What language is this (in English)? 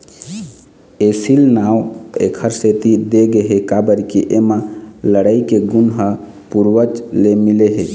Chhattisgarhi